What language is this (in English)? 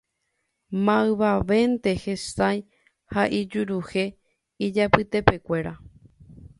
Guarani